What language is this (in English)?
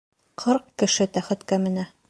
Bashkir